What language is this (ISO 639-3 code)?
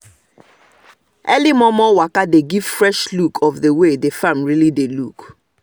pcm